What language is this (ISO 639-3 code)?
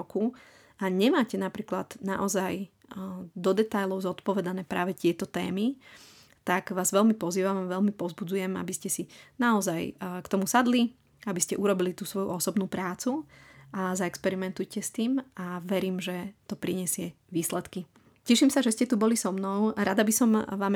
slk